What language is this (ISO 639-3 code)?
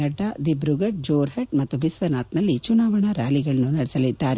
kan